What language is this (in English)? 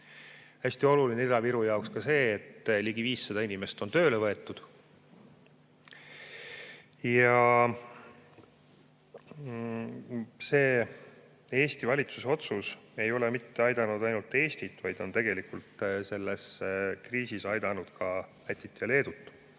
Estonian